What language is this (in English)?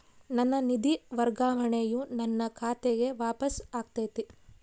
Kannada